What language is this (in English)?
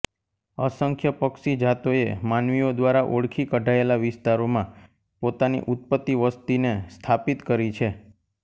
Gujarati